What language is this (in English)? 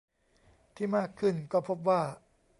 Thai